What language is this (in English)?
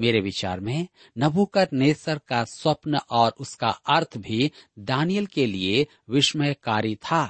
Hindi